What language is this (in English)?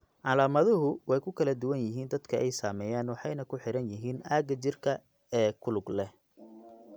Somali